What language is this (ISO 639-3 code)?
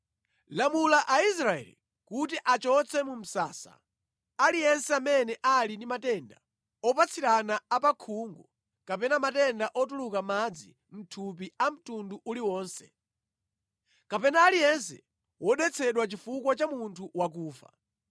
nya